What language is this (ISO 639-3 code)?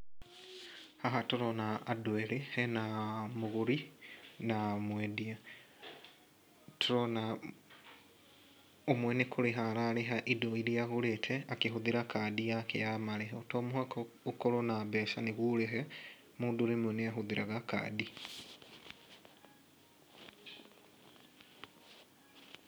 kik